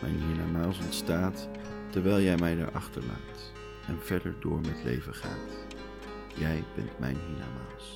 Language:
Dutch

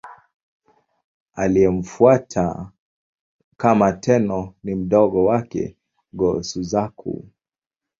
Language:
Swahili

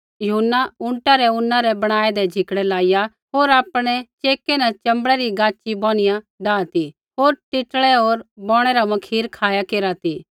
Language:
Kullu Pahari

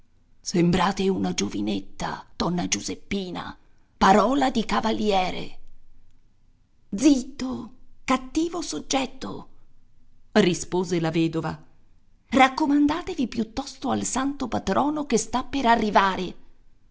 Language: Italian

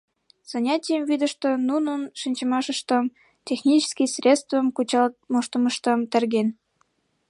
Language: Mari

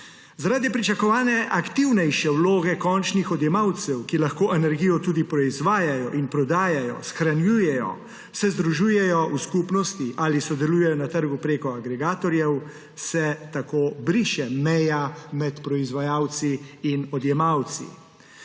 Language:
Slovenian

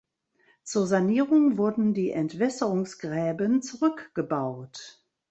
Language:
German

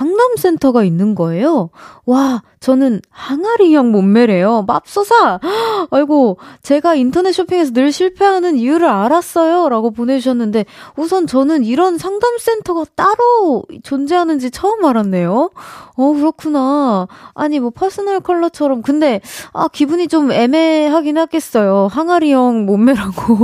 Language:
Korean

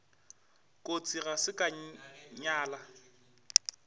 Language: Northern Sotho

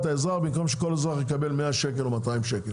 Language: Hebrew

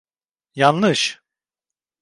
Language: Turkish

